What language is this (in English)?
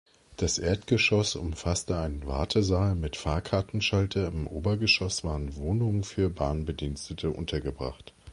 German